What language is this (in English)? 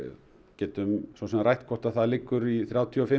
Icelandic